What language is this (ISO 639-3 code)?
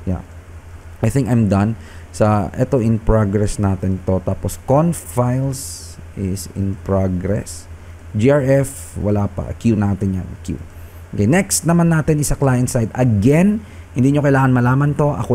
fil